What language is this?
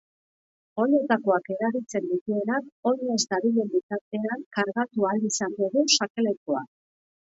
Basque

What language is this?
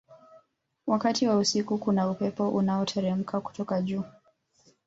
Swahili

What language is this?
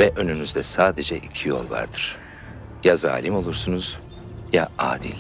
Turkish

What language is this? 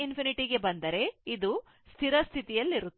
Kannada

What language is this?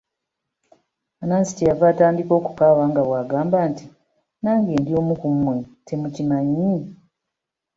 Ganda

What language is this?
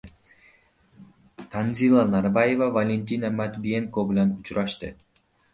Uzbek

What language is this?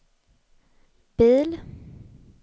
Swedish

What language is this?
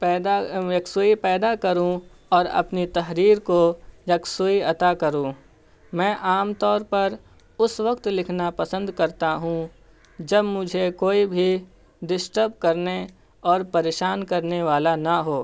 Urdu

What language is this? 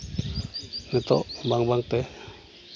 Santali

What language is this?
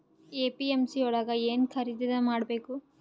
Kannada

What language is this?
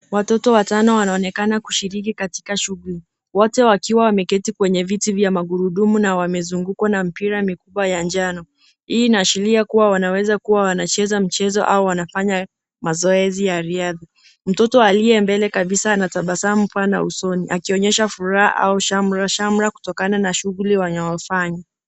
Swahili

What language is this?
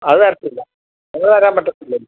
Malayalam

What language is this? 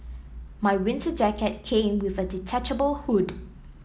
English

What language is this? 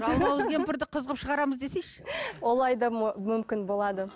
Kazakh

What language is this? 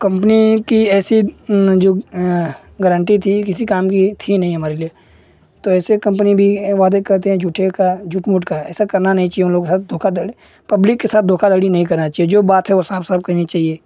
Hindi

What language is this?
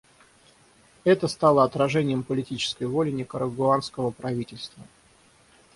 Russian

